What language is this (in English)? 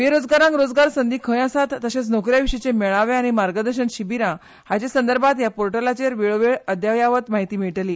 Konkani